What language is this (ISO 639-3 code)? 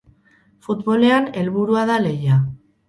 eus